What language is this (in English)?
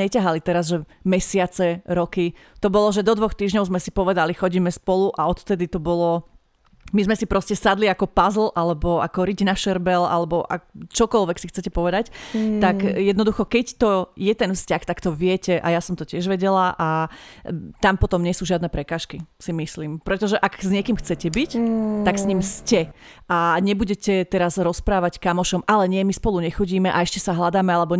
Slovak